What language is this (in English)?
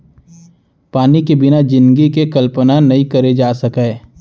Chhattisgarhi